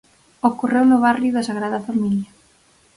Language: Galician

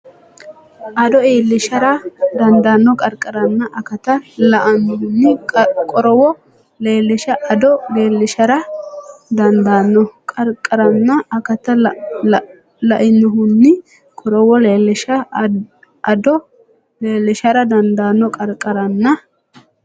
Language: Sidamo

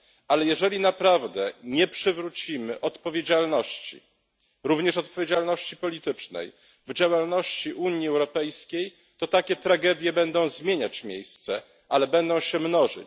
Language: Polish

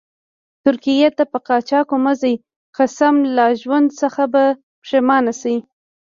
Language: Pashto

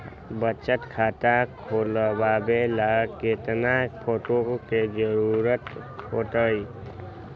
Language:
Magahi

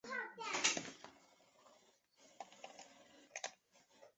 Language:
Chinese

